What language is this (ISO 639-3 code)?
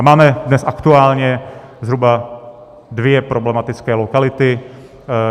ces